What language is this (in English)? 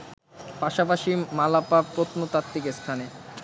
Bangla